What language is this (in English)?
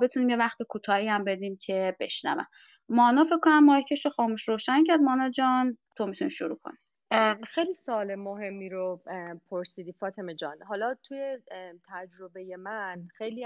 Persian